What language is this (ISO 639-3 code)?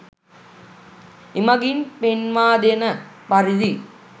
sin